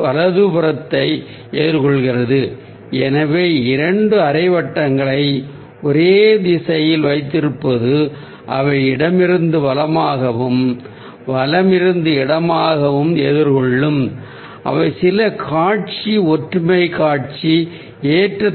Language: Tamil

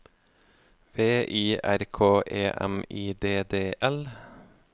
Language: Norwegian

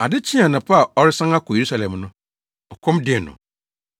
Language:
Akan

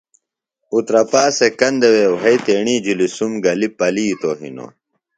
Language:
Phalura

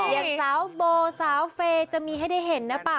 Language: Thai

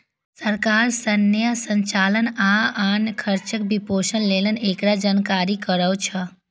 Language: Maithili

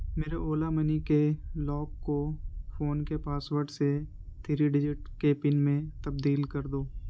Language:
Urdu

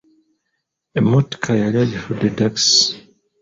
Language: Ganda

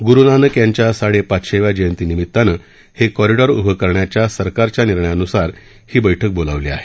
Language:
Marathi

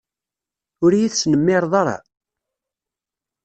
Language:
Kabyle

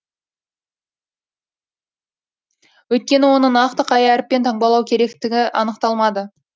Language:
Kazakh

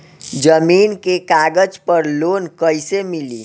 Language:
Bhojpuri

